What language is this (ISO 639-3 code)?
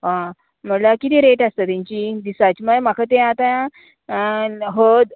kok